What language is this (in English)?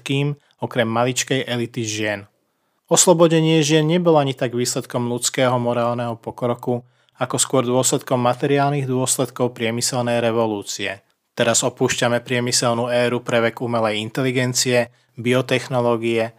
Slovak